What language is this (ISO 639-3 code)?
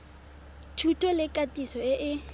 tsn